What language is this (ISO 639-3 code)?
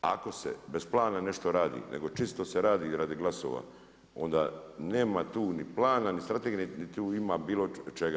hrv